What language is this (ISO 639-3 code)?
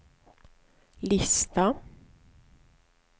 swe